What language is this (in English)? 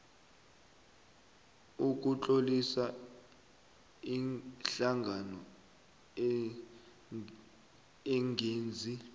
South Ndebele